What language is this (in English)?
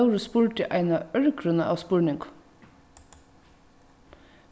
Faroese